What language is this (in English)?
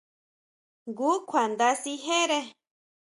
Huautla Mazatec